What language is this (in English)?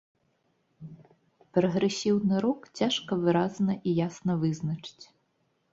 Belarusian